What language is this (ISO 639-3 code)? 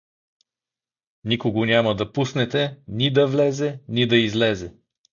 bul